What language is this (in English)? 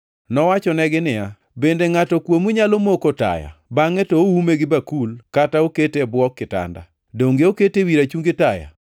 Luo (Kenya and Tanzania)